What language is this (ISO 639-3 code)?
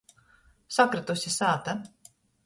ltg